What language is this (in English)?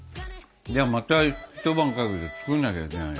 Japanese